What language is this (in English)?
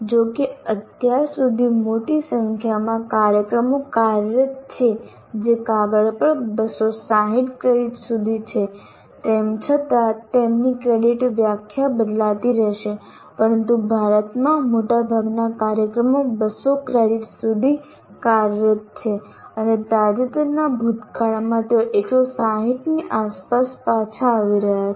Gujarati